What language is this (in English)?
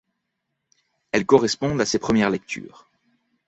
French